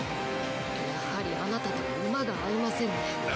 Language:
Japanese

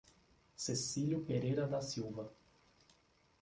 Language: Portuguese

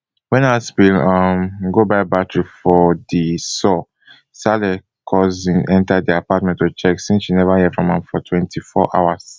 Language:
Nigerian Pidgin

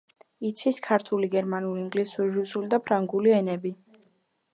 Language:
Georgian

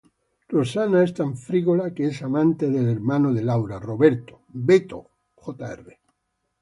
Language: Spanish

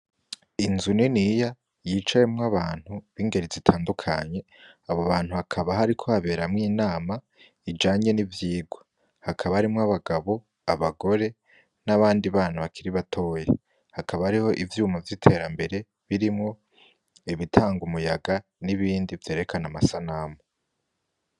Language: Rundi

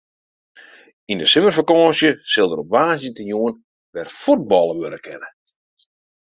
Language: Western Frisian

